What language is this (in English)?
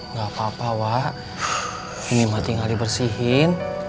Indonesian